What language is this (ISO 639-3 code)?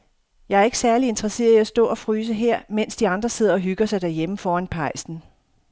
dan